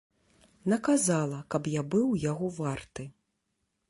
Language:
Belarusian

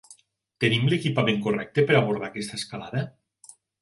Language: Catalan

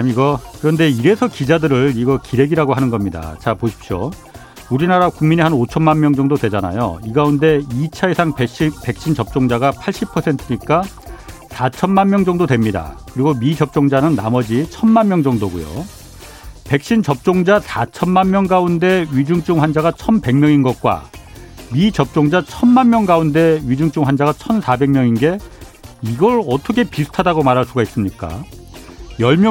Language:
Korean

